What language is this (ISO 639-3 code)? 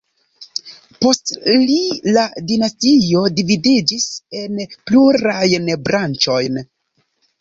epo